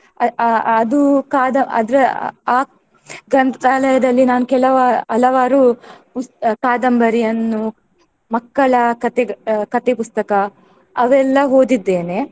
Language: Kannada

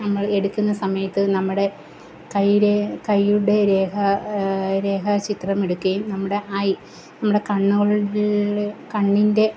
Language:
Malayalam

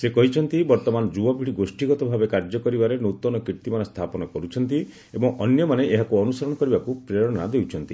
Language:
Odia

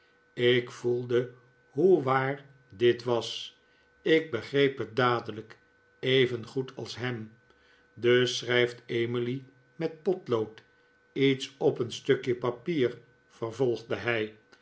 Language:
Dutch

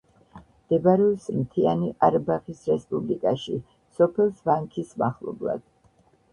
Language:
Georgian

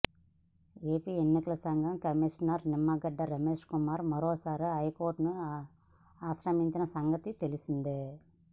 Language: Telugu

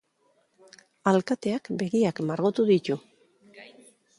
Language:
Basque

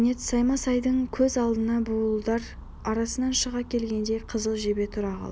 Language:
Kazakh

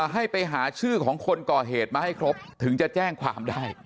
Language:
Thai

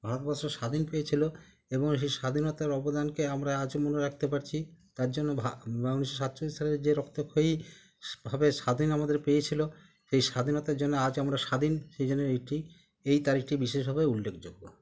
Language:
Bangla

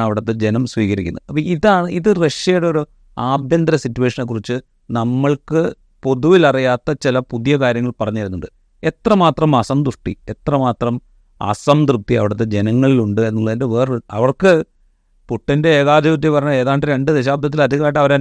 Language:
Malayalam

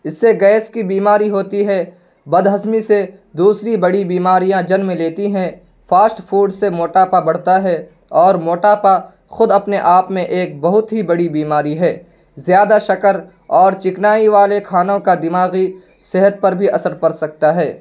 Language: Urdu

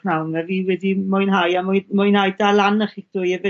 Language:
Welsh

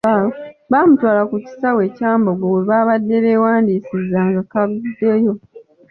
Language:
Ganda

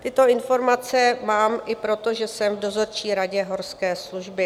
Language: Czech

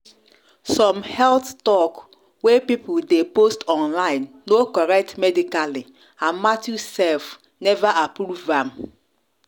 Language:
Nigerian Pidgin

